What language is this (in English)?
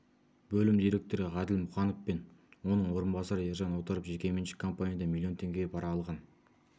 Kazakh